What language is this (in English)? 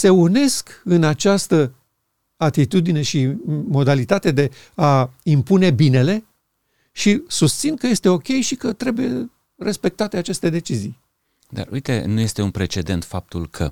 Romanian